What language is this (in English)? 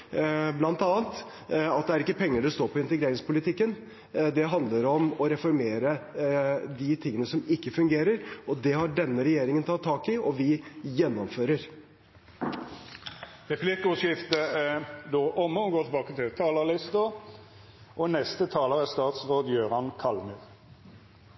Norwegian